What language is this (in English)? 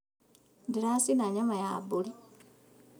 Kikuyu